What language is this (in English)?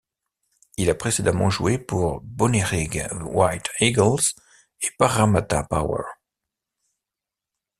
French